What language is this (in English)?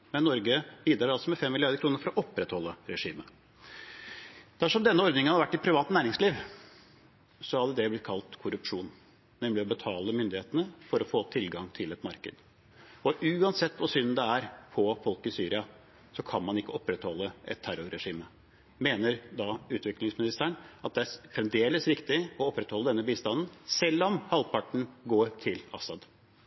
Norwegian Bokmål